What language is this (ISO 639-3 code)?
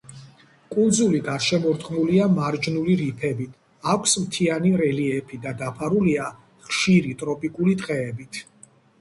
kat